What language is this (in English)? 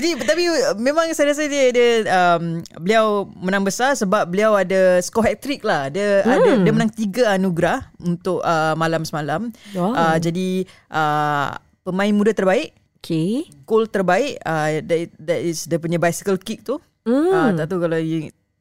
Malay